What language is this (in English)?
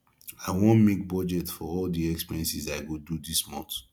Nigerian Pidgin